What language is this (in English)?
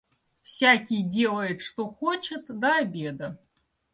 Russian